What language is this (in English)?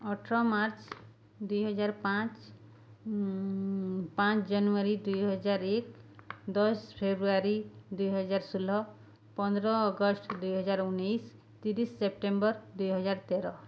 Odia